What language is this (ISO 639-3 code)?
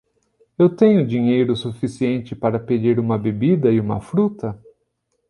por